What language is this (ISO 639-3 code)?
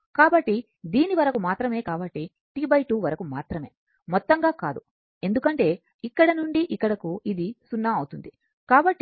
tel